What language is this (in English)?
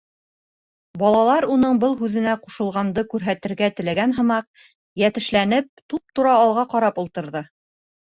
Bashkir